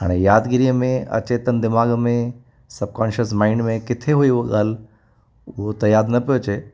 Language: Sindhi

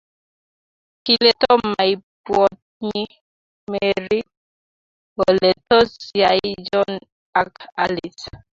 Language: Kalenjin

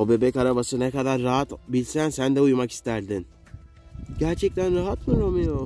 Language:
Turkish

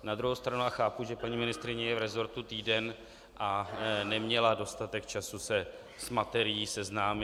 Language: Czech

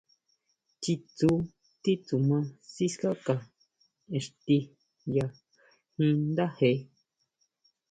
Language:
Huautla Mazatec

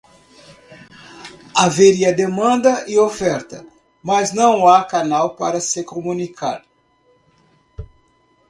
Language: Portuguese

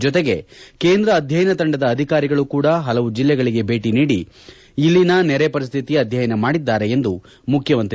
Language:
Kannada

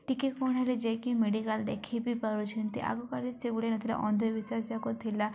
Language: Odia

